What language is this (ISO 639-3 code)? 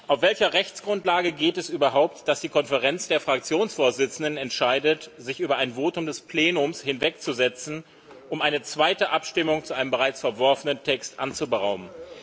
deu